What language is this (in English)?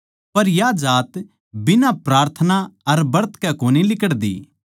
Haryanvi